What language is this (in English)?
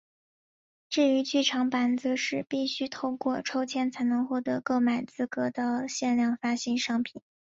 Chinese